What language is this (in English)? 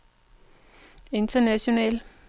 Danish